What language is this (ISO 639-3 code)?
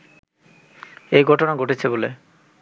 ben